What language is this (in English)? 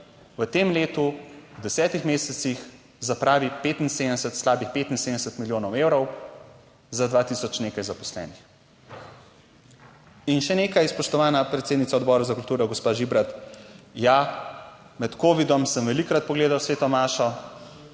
Slovenian